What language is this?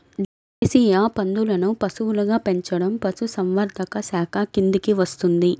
Telugu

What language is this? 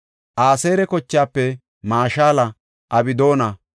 Gofa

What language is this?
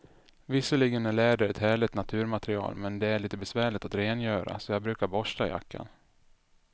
Swedish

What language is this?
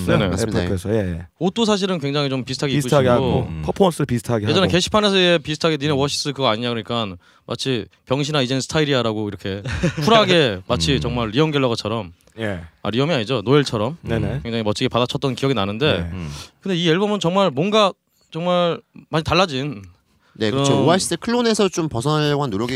Korean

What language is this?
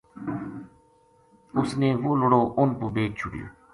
Gujari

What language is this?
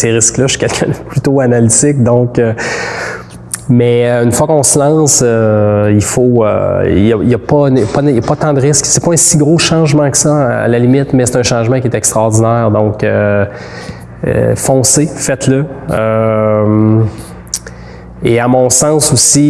French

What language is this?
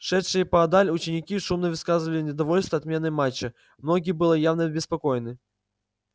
Russian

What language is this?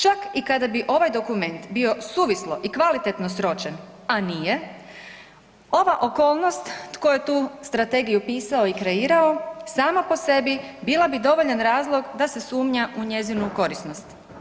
Croatian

